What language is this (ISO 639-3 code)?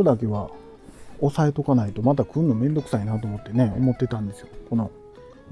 jpn